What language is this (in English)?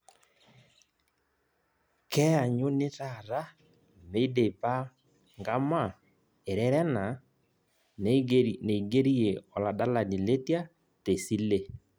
Masai